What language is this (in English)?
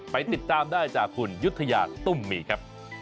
Thai